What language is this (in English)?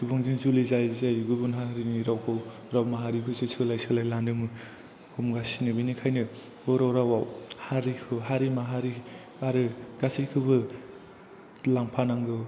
Bodo